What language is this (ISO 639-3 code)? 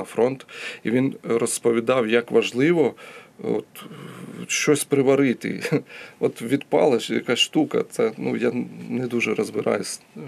ukr